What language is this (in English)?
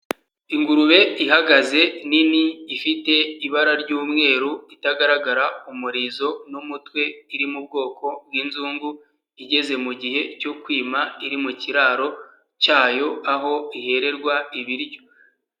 Kinyarwanda